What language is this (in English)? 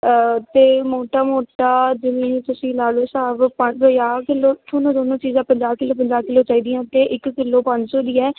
Punjabi